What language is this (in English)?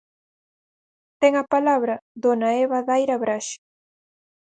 Galician